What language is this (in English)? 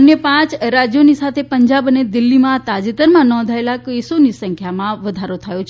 Gujarati